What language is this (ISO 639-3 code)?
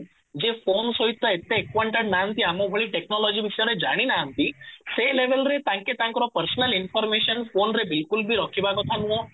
ori